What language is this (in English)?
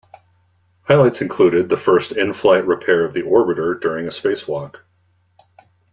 English